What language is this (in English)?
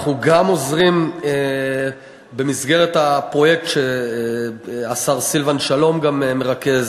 Hebrew